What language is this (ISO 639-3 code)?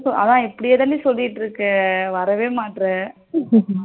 tam